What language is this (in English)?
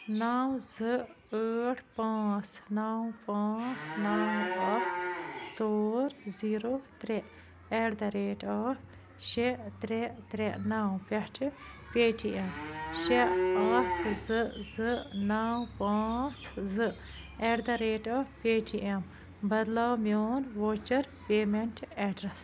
Kashmiri